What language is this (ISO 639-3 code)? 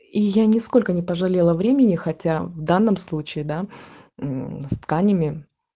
rus